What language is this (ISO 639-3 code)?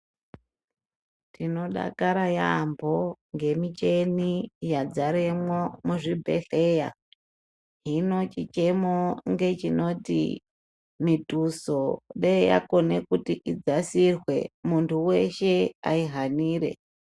ndc